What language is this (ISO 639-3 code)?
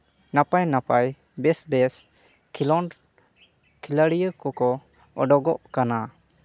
sat